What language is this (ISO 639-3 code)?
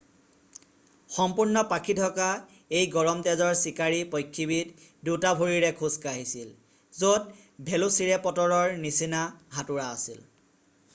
asm